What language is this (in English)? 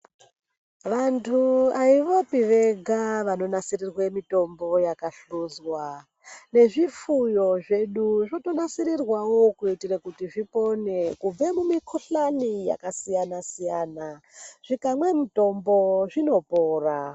Ndau